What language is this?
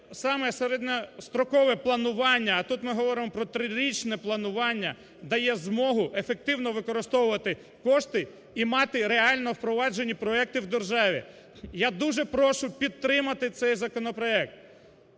Ukrainian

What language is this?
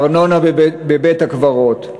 Hebrew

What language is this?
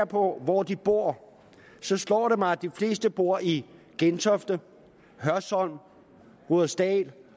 Danish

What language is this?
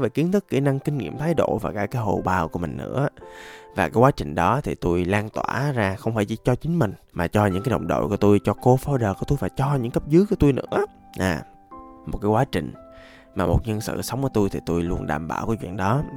Vietnamese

